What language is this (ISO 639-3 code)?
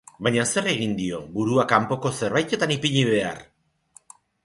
eus